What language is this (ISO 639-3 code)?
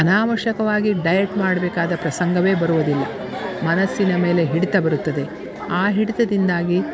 kan